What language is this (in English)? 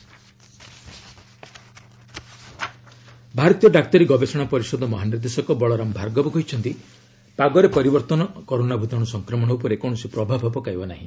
Odia